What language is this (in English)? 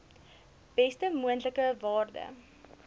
Afrikaans